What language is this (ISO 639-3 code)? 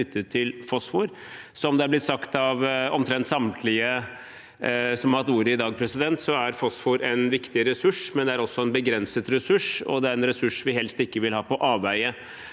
nor